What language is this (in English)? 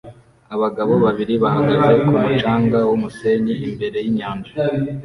Kinyarwanda